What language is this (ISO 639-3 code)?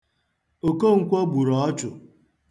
ibo